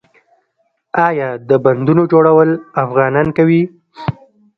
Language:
Pashto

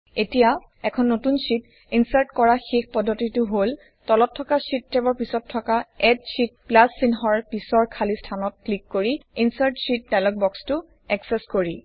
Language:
Assamese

